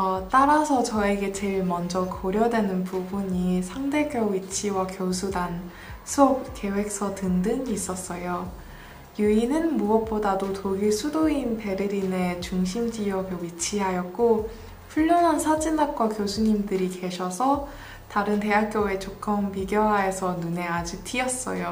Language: Korean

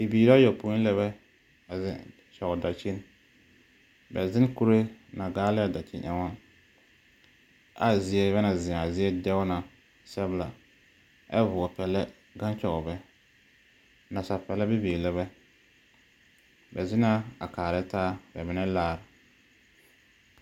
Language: Southern Dagaare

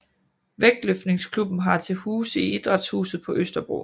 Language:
Danish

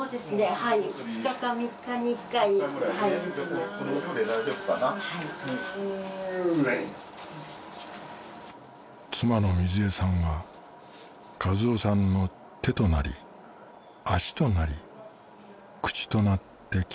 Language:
Japanese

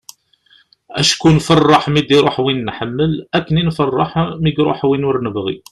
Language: Kabyle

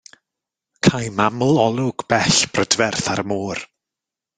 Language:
Welsh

